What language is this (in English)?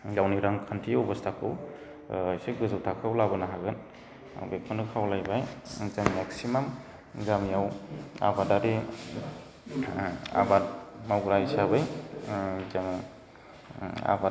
Bodo